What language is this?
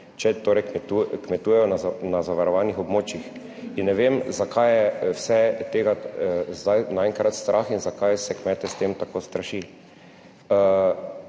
Slovenian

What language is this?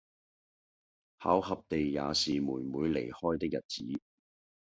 Cantonese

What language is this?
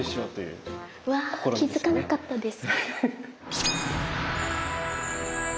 Japanese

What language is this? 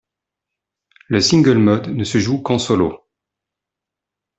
French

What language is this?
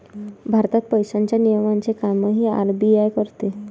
Marathi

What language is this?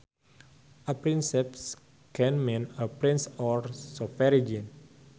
Sundanese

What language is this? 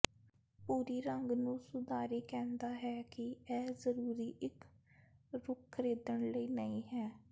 Punjabi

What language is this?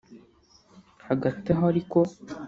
Kinyarwanda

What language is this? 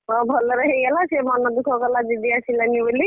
Odia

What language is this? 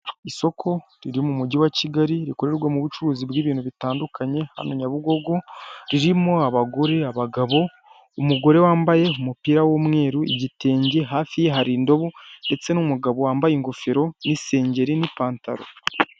Kinyarwanda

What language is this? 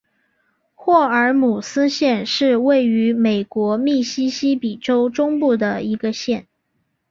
Chinese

